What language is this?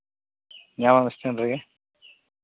Santali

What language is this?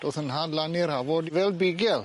Welsh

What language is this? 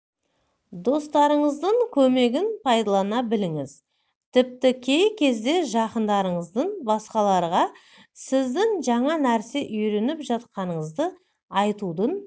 Kazakh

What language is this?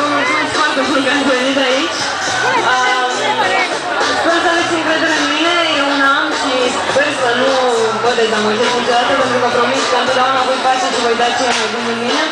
Romanian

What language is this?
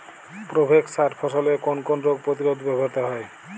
Bangla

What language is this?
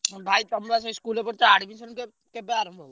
Odia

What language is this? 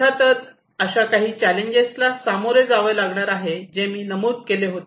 Marathi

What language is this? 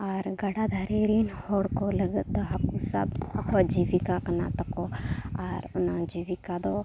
Santali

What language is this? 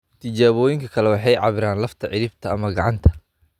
Somali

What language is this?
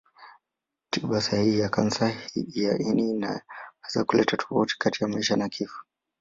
Swahili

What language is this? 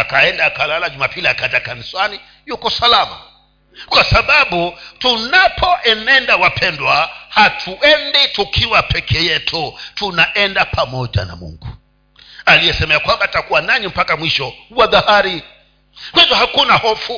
Swahili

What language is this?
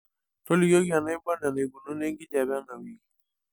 Masai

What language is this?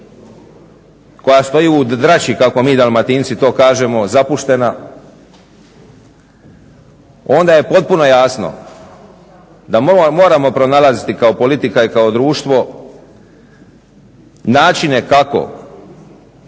Croatian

